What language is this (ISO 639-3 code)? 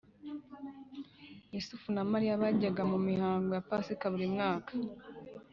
kin